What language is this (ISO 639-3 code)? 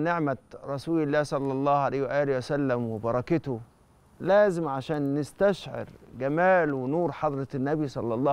ara